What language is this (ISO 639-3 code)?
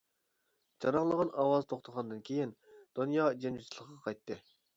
uig